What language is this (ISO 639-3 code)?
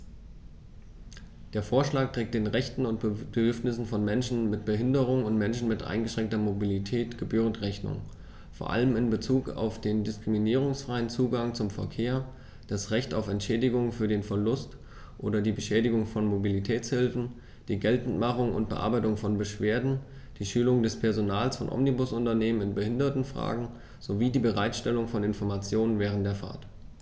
deu